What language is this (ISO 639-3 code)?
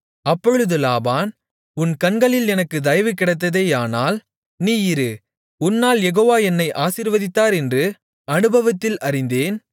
tam